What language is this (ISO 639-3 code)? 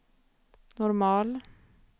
swe